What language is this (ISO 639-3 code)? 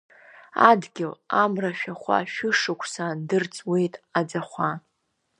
abk